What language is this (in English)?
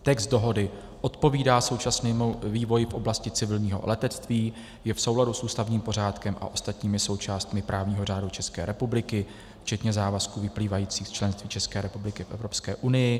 Czech